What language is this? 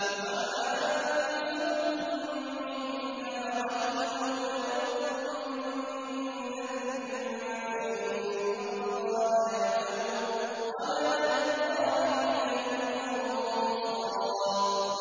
Arabic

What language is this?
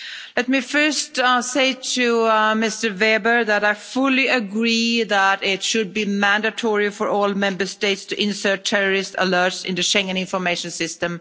English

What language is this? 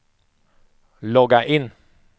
Swedish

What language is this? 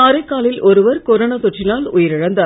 Tamil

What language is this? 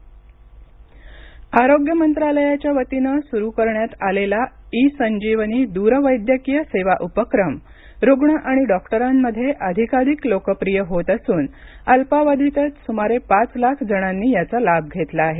Marathi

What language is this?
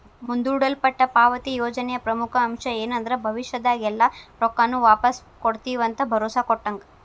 Kannada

